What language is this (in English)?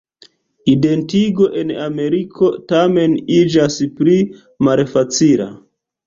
Esperanto